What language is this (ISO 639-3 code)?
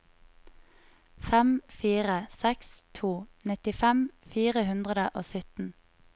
nor